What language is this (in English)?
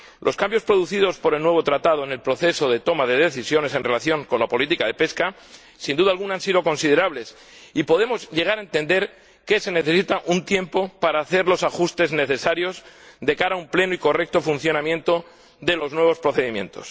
Spanish